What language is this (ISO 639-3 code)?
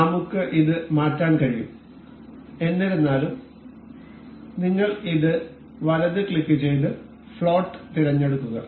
mal